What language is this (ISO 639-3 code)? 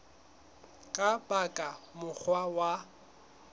sot